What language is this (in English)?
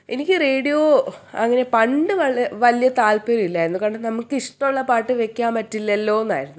Malayalam